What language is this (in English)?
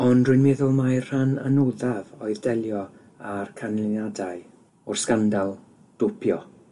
Welsh